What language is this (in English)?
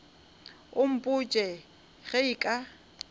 Northern Sotho